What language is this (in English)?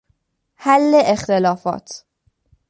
Persian